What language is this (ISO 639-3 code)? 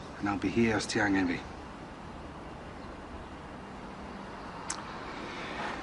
cym